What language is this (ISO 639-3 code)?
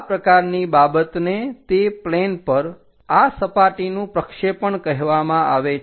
guj